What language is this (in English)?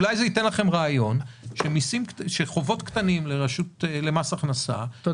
Hebrew